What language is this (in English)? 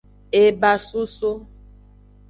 Aja (Benin)